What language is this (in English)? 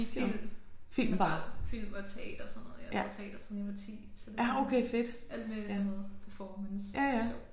Danish